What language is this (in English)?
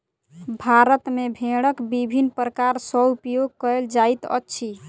Maithili